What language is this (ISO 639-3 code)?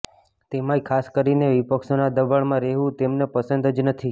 guj